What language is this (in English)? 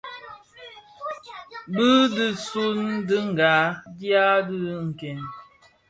Bafia